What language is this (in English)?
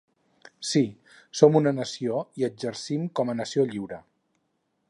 Catalan